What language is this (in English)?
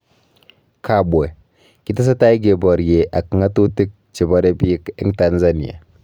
Kalenjin